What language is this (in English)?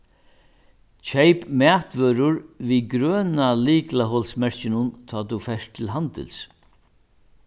Faroese